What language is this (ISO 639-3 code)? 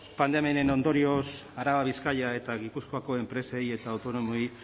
eus